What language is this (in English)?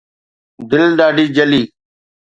Sindhi